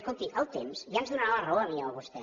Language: Catalan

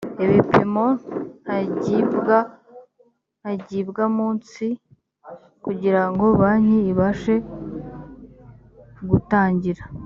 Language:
Kinyarwanda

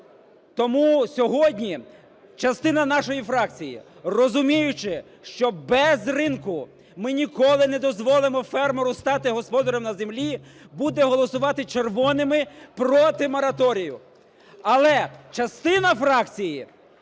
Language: Ukrainian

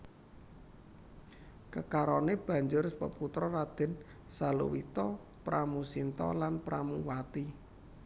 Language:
Javanese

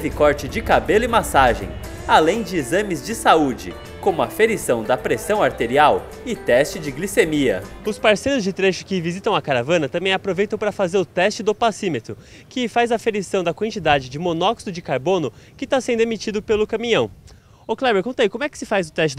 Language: Portuguese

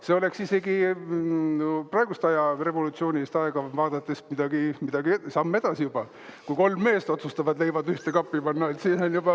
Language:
Estonian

